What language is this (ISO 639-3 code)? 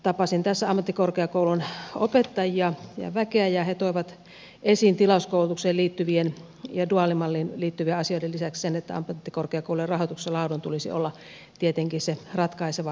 fin